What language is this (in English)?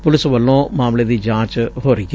Punjabi